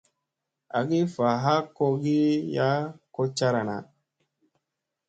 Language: Musey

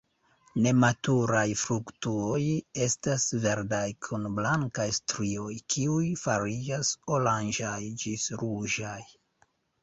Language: Esperanto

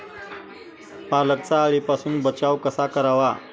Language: Marathi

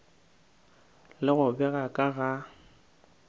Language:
Northern Sotho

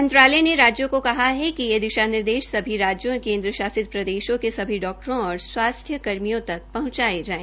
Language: Hindi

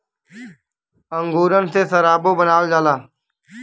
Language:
Bhojpuri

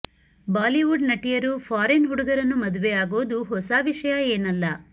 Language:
Kannada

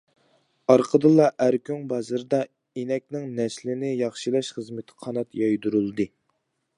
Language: Uyghur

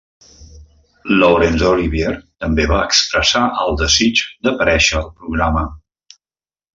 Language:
Catalan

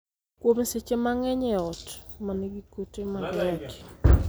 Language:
Luo (Kenya and Tanzania)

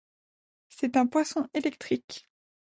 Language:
French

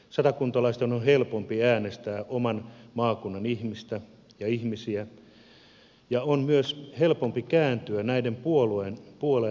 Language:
Finnish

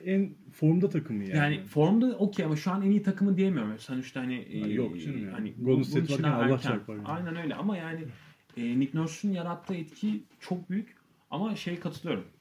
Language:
Turkish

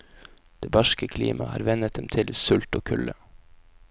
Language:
Norwegian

